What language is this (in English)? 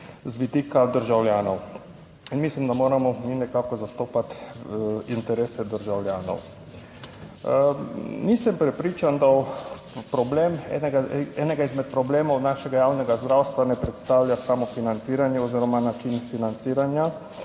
Slovenian